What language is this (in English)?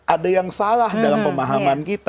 Indonesian